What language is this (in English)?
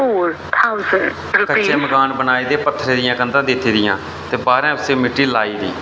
Dogri